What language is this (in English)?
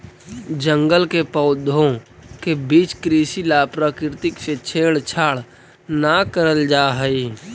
Magahi